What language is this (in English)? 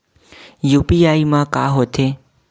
Chhattisgarhi